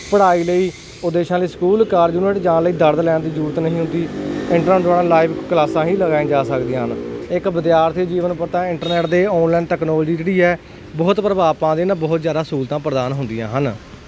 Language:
Punjabi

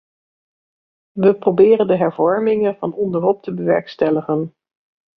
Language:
Dutch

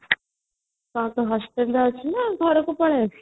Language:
Odia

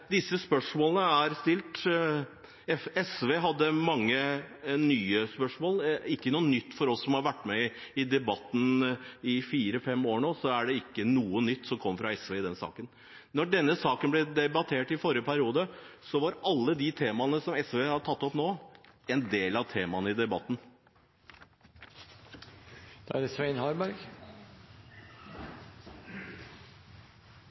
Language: Norwegian Bokmål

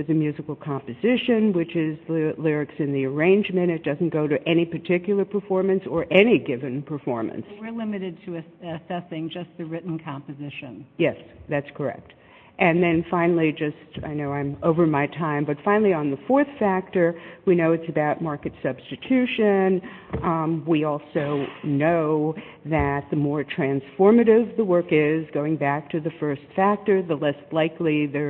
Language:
English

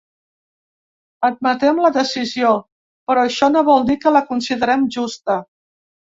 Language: Catalan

